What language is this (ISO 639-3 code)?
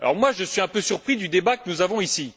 fra